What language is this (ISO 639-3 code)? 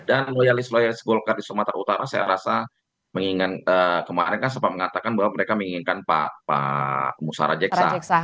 ind